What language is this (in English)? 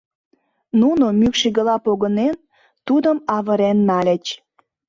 Mari